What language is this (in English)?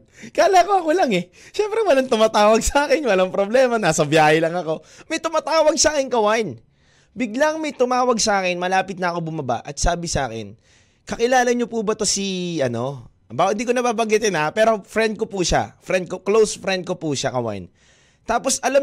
Filipino